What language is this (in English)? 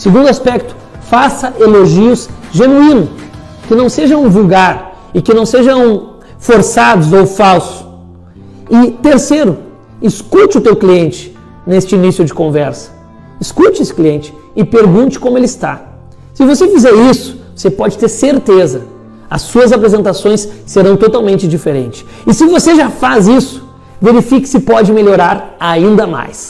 Portuguese